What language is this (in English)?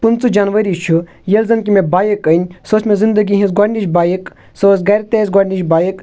Kashmiri